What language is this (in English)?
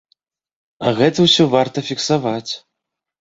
Belarusian